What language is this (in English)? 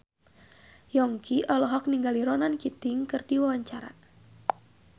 Sundanese